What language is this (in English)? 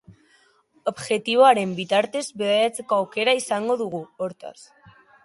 Basque